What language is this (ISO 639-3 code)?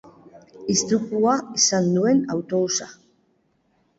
eus